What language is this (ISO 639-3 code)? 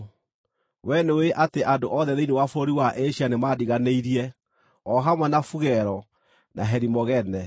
kik